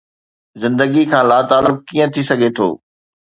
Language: Sindhi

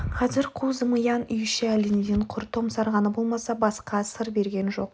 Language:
Kazakh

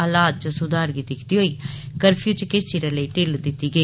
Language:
Dogri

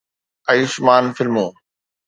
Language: Sindhi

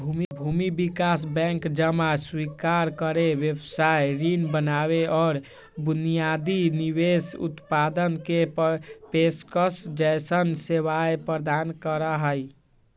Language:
Magahi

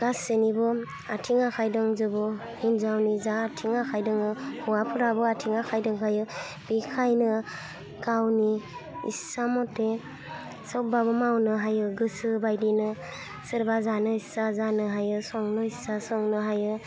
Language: Bodo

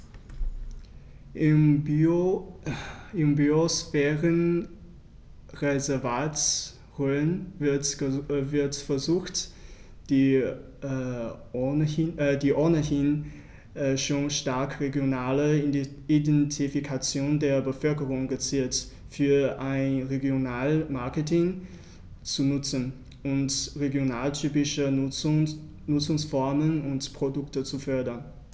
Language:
German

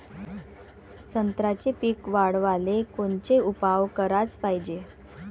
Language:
Marathi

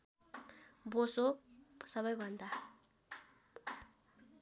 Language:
Nepali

